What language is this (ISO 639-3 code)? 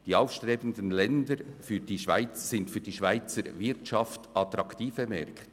gsw